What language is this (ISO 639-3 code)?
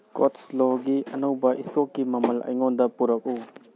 mni